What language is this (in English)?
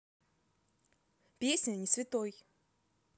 Russian